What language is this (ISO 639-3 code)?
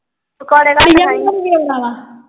pan